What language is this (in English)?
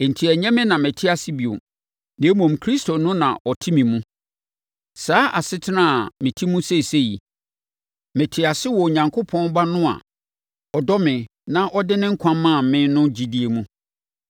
Akan